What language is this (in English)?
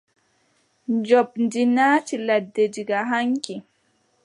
Adamawa Fulfulde